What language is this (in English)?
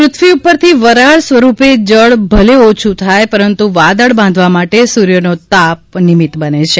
Gujarati